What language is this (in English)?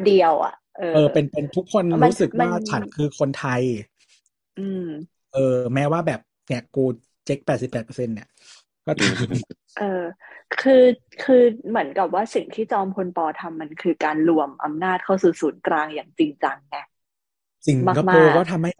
Thai